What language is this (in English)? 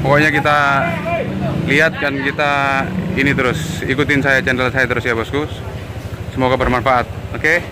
Indonesian